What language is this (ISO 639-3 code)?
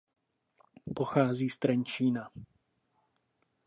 ces